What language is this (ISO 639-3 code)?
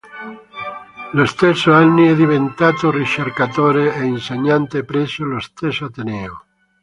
ita